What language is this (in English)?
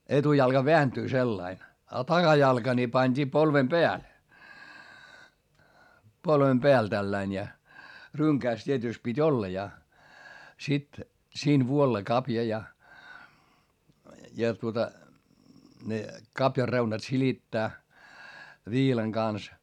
Finnish